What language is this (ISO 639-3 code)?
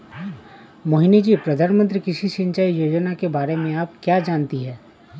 hin